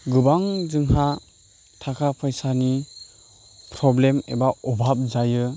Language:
Bodo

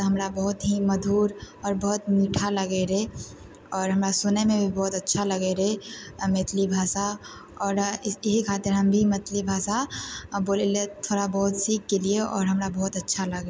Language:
Maithili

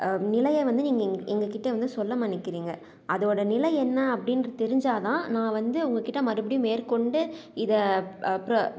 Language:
Tamil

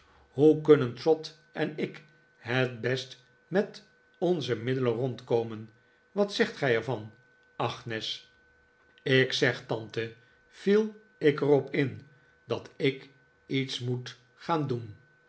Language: Dutch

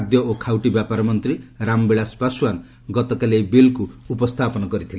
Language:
Odia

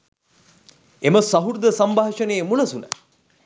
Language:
Sinhala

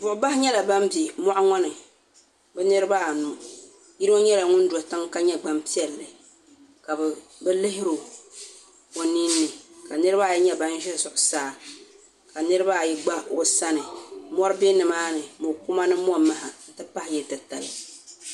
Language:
Dagbani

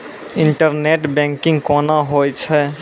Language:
Maithili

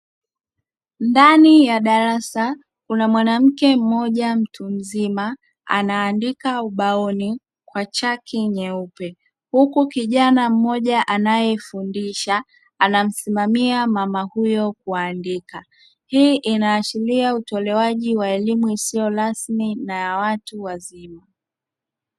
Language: Swahili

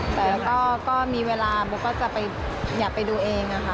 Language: Thai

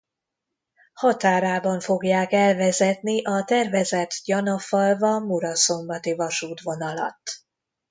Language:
Hungarian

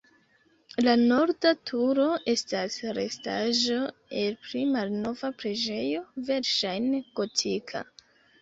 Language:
Esperanto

